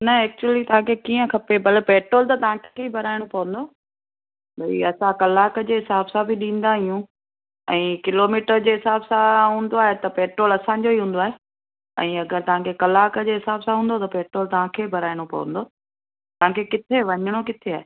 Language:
Sindhi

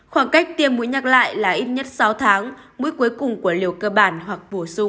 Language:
Vietnamese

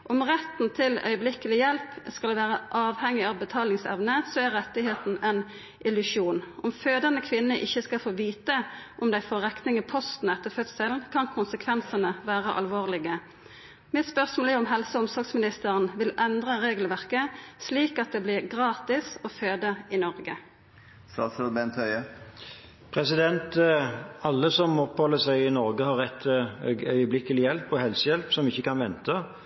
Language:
Norwegian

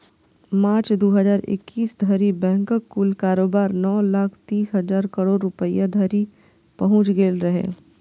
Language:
Maithili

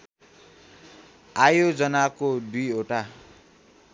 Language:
Nepali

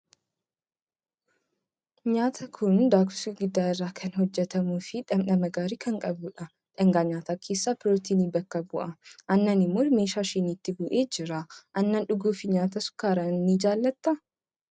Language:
Oromo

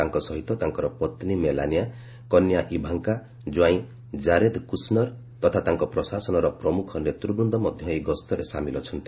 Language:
Odia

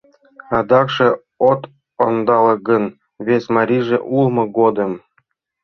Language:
Mari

